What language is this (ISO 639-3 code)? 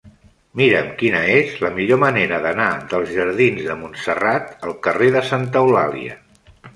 cat